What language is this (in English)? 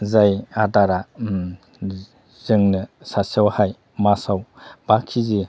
Bodo